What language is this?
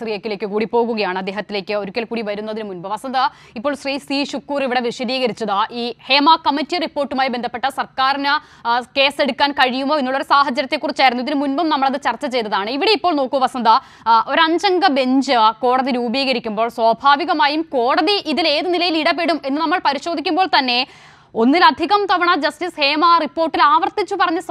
Malayalam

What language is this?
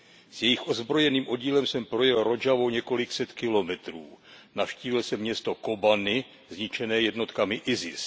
Czech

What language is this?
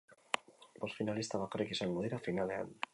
Basque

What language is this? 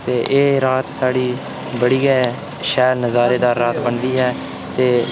Dogri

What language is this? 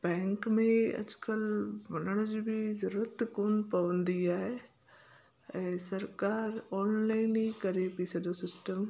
Sindhi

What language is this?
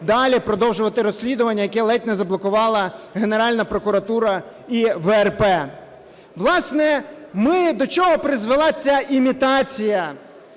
Ukrainian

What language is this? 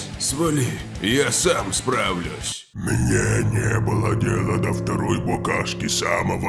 Russian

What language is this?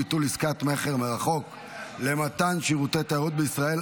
Hebrew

